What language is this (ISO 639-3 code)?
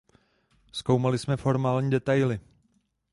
ces